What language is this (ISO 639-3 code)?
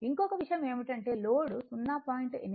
tel